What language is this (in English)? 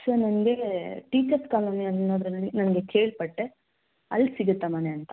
Kannada